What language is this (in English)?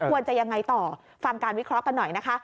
Thai